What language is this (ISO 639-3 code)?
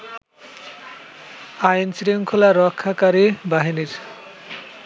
ben